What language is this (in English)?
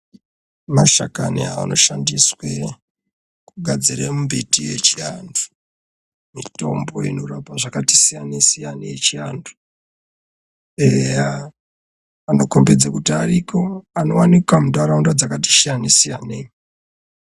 Ndau